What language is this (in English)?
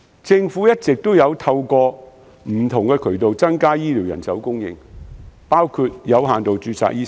Cantonese